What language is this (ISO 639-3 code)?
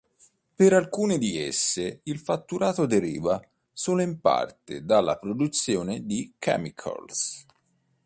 ita